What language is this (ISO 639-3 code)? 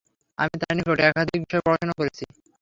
ben